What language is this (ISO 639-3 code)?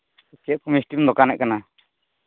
sat